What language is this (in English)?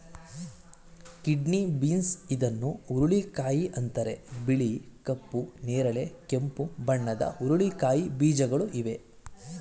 Kannada